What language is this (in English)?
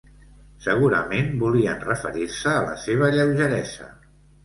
Catalan